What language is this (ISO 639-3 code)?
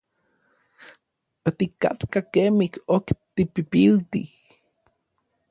nlv